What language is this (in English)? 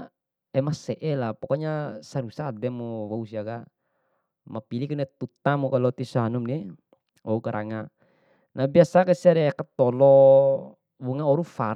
Bima